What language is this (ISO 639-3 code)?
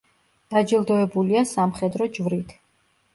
kat